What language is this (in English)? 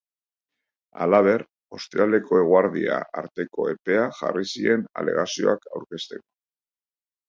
Basque